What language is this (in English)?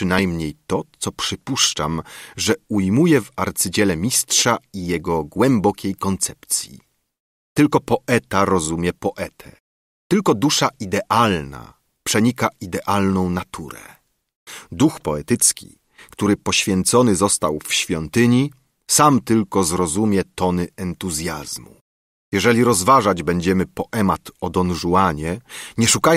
Polish